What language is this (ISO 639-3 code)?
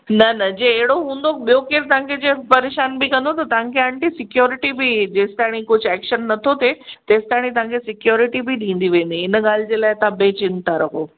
snd